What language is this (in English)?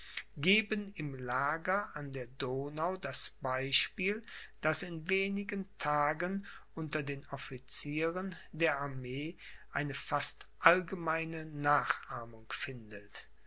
German